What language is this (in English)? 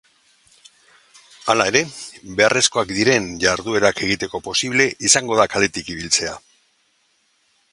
Basque